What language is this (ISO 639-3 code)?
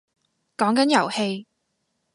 yue